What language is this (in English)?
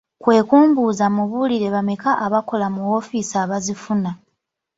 Ganda